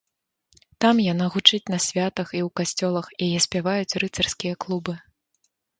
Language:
Belarusian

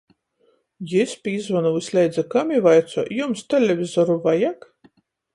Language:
Latgalian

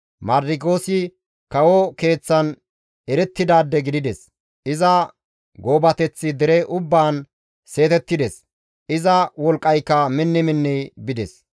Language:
Gamo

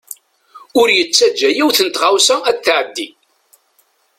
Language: Kabyle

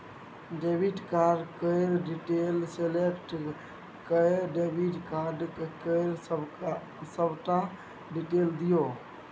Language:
Maithili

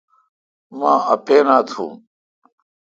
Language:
Kalkoti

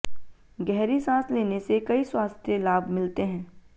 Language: Hindi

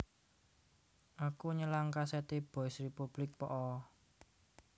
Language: Javanese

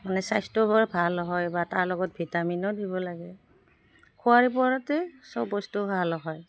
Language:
Assamese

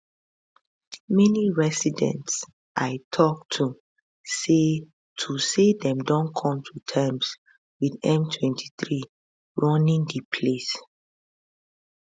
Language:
Nigerian Pidgin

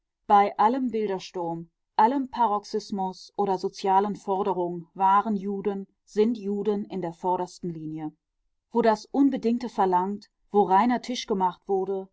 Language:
German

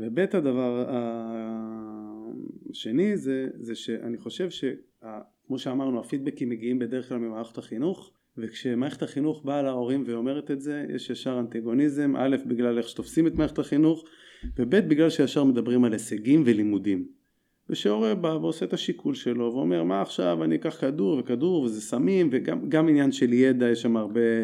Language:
Hebrew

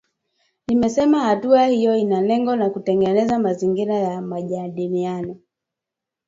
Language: Swahili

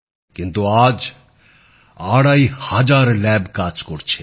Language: Bangla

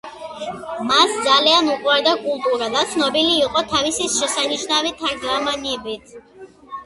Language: Georgian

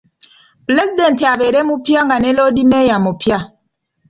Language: Ganda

